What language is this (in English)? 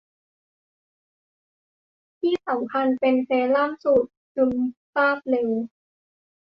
Thai